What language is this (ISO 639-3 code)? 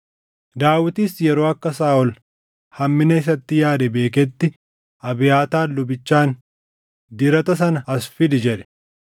orm